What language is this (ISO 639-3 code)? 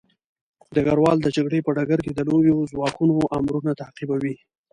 pus